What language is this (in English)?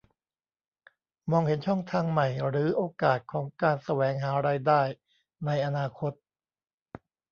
Thai